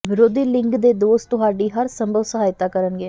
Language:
Punjabi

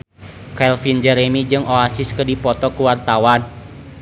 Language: Sundanese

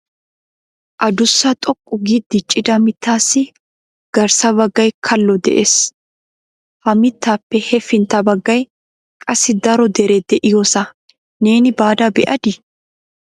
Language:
Wolaytta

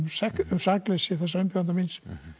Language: Icelandic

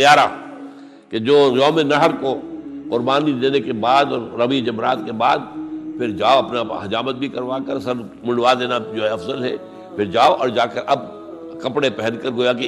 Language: Urdu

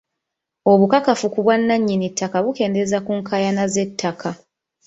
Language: Ganda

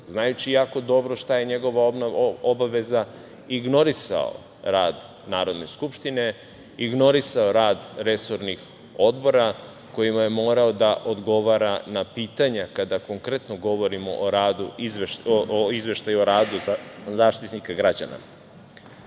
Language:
Serbian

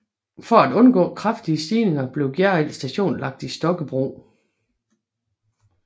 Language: Danish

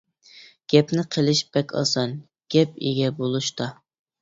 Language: Uyghur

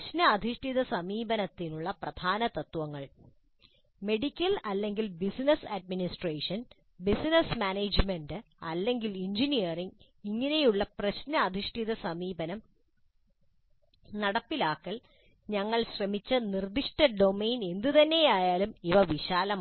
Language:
Malayalam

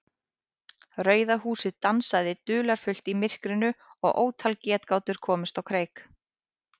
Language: Icelandic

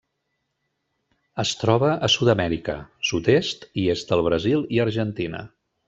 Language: Catalan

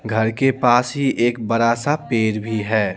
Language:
Hindi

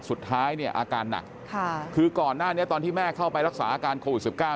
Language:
Thai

